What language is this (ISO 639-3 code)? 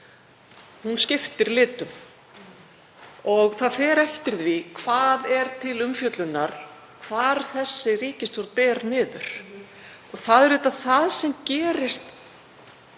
isl